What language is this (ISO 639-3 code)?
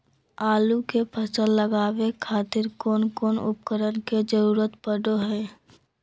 mag